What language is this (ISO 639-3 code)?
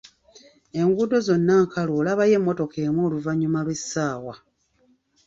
lug